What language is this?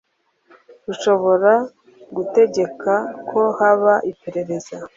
Kinyarwanda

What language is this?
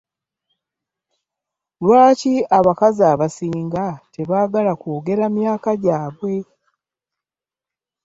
Ganda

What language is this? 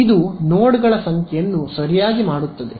Kannada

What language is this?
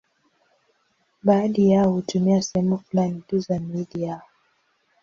Swahili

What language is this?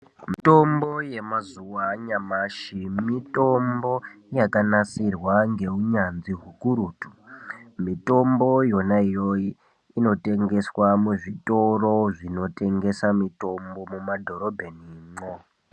Ndau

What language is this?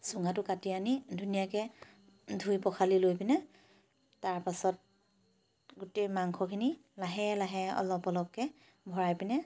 Assamese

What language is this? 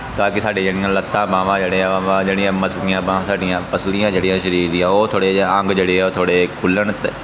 Punjabi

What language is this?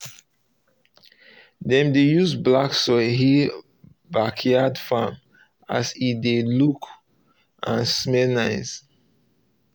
Nigerian Pidgin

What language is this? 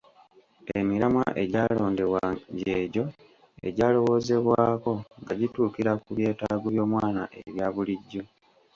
Ganda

